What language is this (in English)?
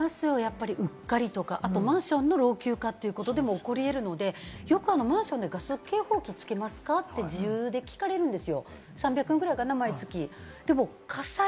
Japanese